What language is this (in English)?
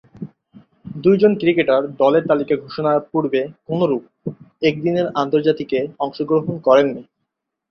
Bangla